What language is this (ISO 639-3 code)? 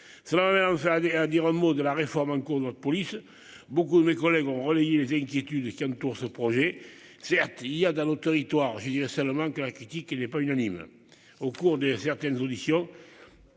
fra